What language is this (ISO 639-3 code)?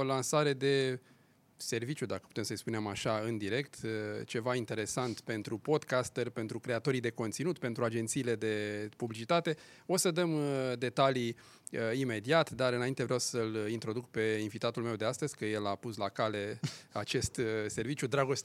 ron